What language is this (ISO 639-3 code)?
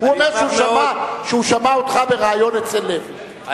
heb